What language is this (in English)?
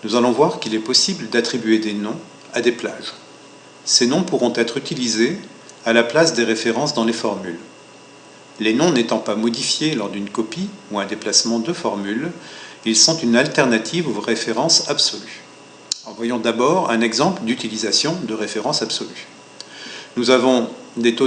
French